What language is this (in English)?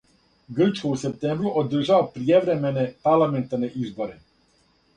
Serbian